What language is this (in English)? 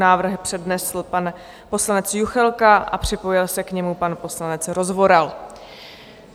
Czech